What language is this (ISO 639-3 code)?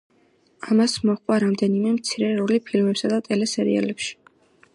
kat